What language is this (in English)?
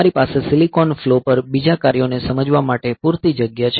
Gujarati